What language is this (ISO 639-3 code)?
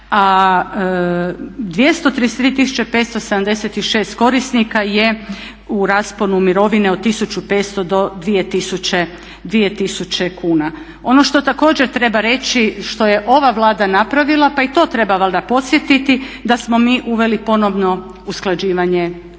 hrv